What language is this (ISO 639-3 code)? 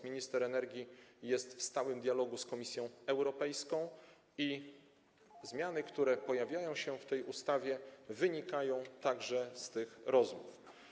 pol